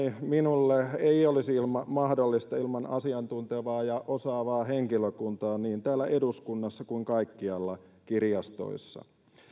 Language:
Finnish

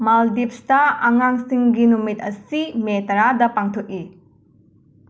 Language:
Manipuri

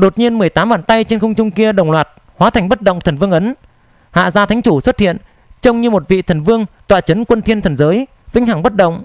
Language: Vietnamese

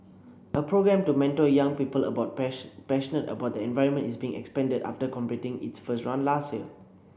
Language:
English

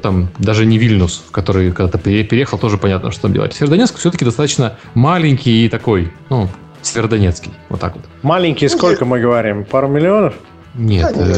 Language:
Russian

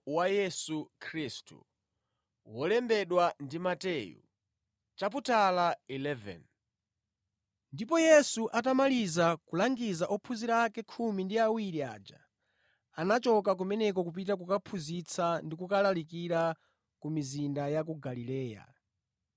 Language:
Nyanja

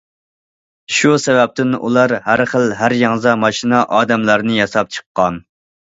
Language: Uyghur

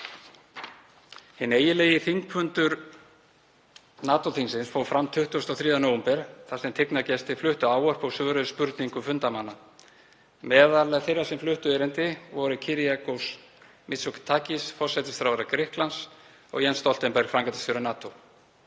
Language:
Icelandic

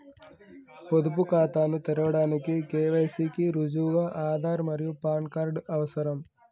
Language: Telugu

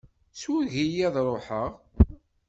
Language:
Kabyle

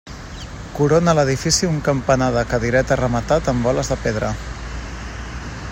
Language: Catalan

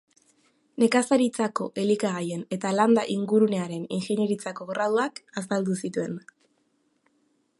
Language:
Basque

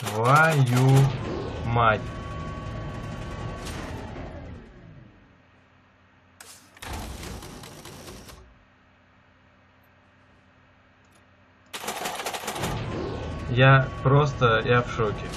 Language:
Russian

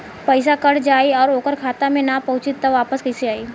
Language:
Bhojpuri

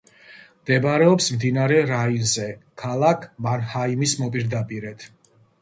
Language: Georgian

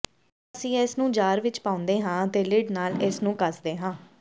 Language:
Punjabi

